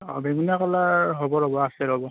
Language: Assamese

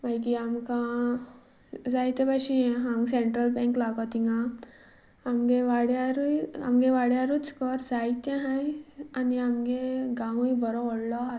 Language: Konkani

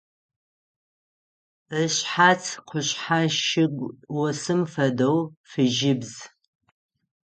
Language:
Adyghe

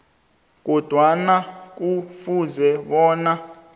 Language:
South Ndebele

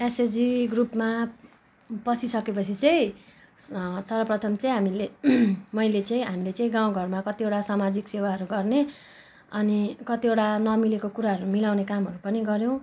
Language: Nepali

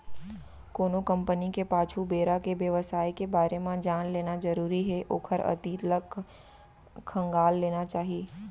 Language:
Chhattisgarhi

